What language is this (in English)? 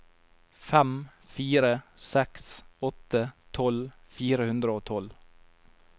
Norwegian